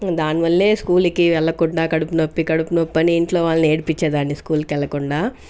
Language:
Telugu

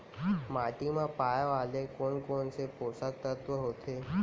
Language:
Chhattisgarhi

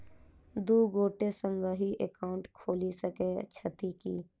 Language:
Maithili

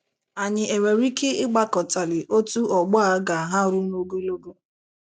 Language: Igbo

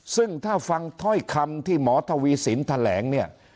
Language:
Thai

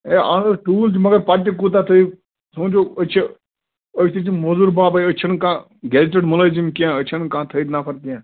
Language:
Kashmiri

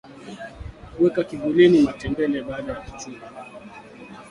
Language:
Swahili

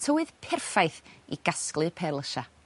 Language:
Welsh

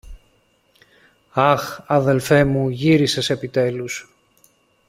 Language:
Greek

